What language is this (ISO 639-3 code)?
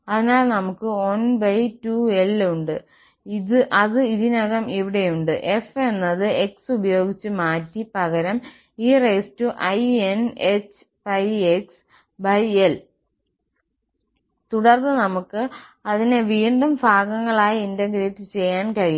mal